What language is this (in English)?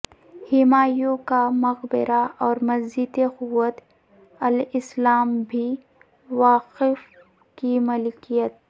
Urdu